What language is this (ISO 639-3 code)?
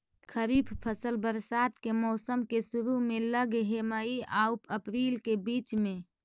mag